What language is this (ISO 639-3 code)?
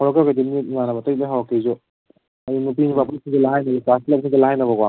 mni